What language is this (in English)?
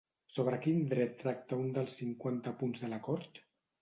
Catalan